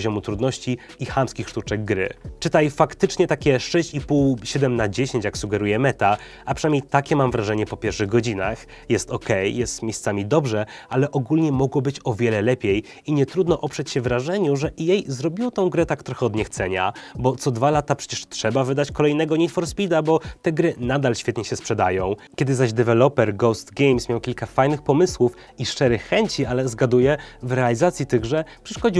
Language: Polish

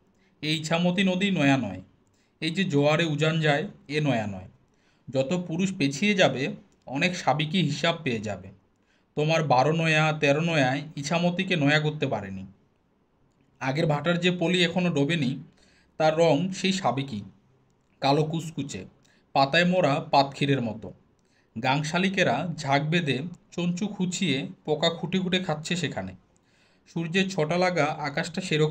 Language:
Hindi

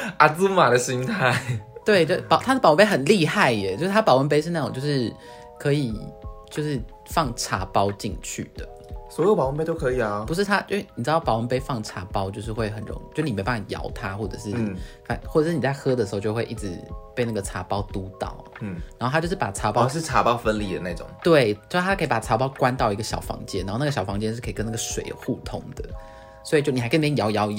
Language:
Chinese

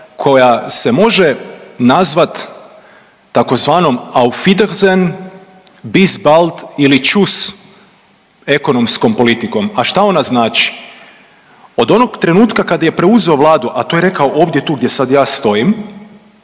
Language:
Croatian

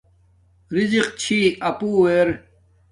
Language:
Domaaki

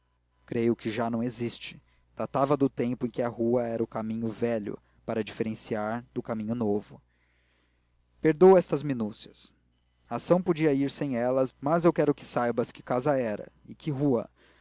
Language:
Portuguese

